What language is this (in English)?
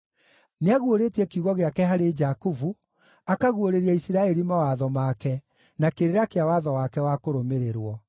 Kikuyu